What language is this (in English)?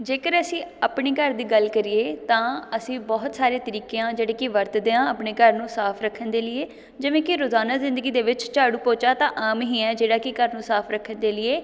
Punjabi